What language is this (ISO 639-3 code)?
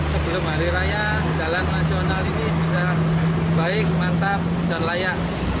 ind